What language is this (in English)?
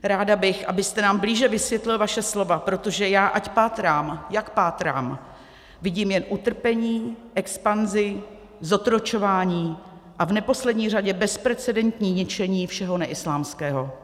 Czech